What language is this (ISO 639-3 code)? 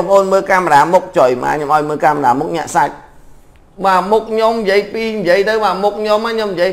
vie